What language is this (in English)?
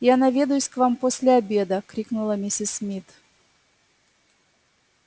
Russian